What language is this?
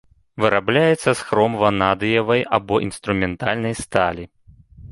Belarusian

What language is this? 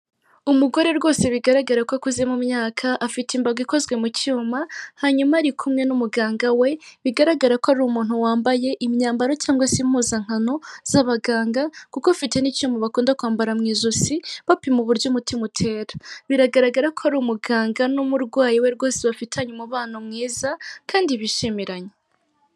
Kinyarwanda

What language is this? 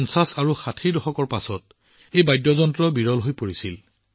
Assamese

